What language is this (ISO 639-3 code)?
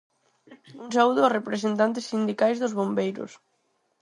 glg